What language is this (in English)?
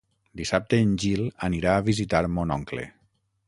Catalan